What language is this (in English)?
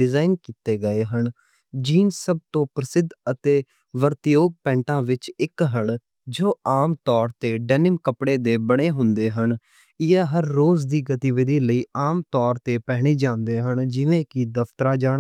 Western Panjabi